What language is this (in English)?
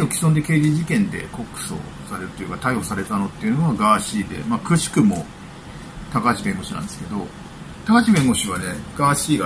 Japanese